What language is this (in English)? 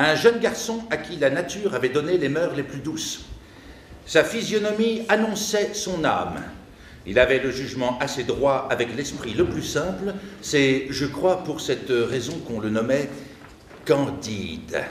French